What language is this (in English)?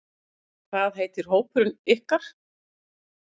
Icelandic